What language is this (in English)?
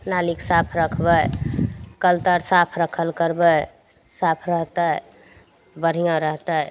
Maithili